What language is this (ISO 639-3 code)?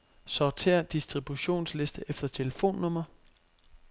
dan